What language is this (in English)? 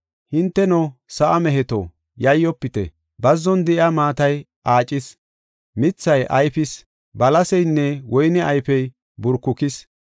Gofa